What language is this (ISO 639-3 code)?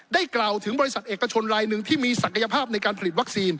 tha